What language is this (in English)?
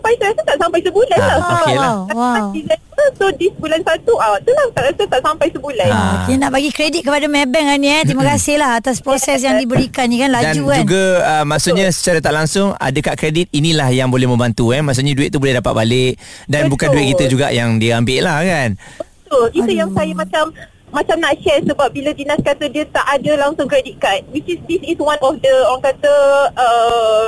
Malay